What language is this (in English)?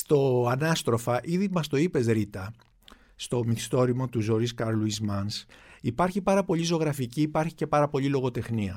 Greek